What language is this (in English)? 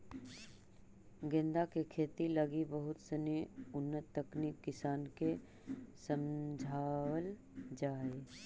Magahi